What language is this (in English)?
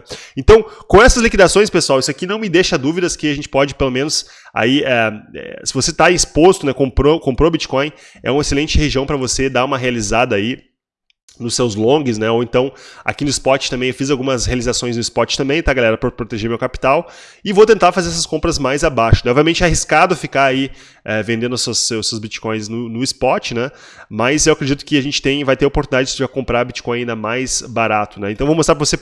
Portuguese